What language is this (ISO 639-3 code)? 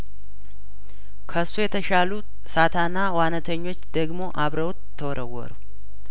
amh